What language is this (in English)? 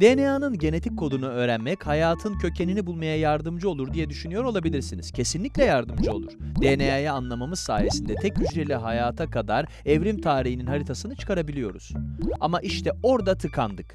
Turkish